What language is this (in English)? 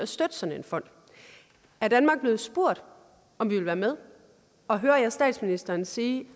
Danish